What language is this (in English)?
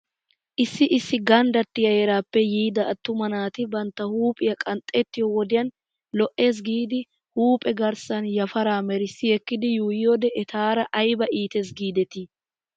Wolaytta